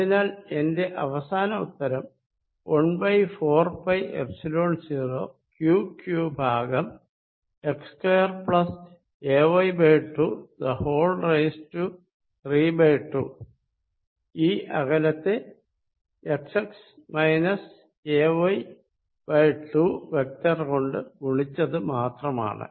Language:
Malayalam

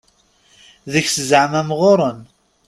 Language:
Kabyle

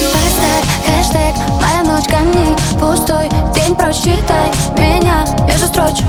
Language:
Ukrainian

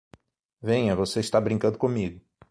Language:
Portuguese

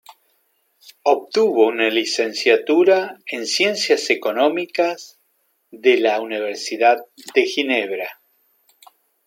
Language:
Spanish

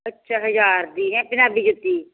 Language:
Punjabi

